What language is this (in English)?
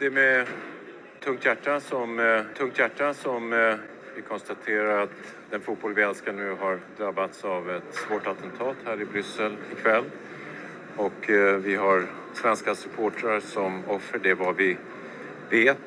Swedish